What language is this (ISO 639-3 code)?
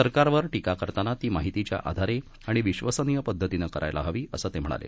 mar